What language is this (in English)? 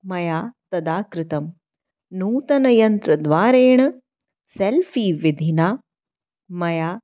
Sanskrit